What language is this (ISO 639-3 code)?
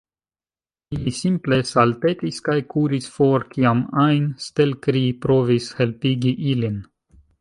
epo